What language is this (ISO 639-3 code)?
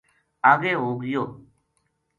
gju